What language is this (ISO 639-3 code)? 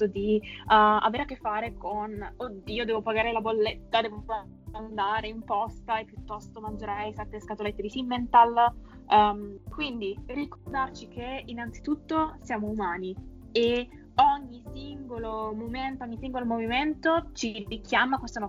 ita